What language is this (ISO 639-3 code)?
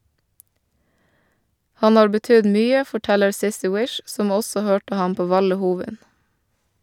nor